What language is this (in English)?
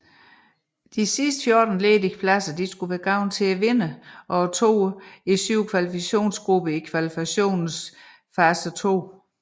Danish